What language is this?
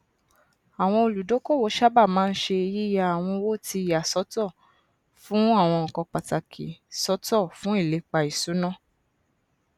Yoruba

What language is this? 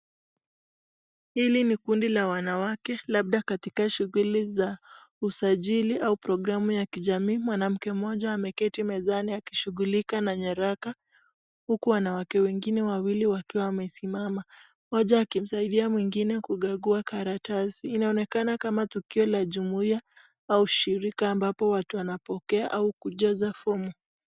Swahili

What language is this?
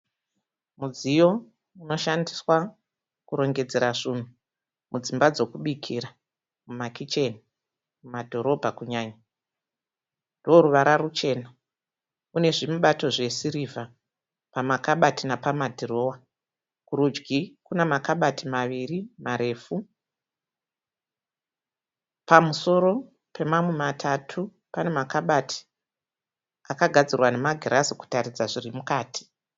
Shona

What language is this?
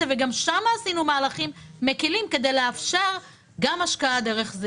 Hebrew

